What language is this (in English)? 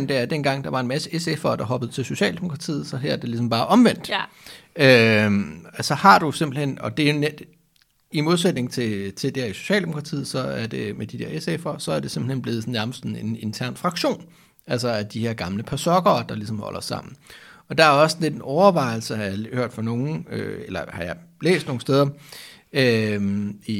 Danish